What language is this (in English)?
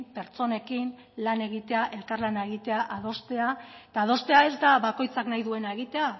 Basque